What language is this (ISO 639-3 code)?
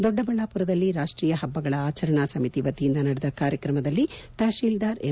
kan